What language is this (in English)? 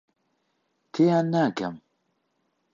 Central Kurdish